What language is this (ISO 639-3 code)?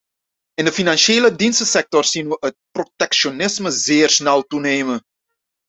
nld